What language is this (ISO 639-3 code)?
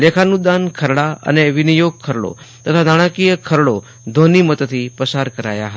guj